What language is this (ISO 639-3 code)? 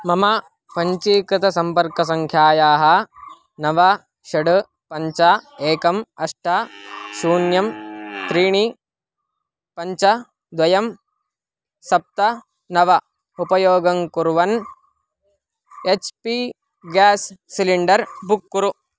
san